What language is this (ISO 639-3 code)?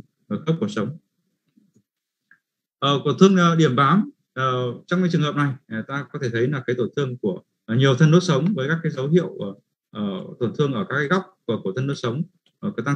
vie